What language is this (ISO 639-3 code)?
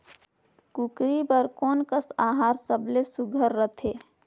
hne